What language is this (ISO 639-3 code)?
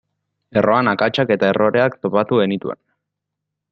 eus